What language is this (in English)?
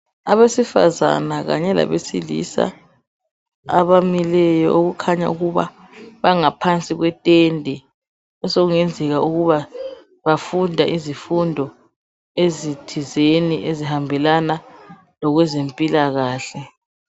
North Ndebele